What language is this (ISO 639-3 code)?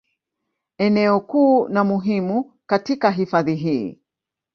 swa